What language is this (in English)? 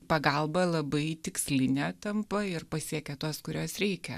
Lithuanian